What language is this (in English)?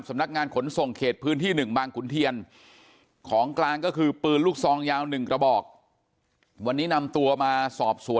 Thai